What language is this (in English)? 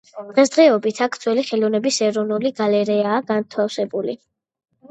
Georgian